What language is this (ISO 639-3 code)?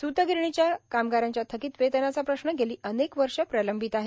mar